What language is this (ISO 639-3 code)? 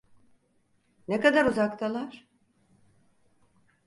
tur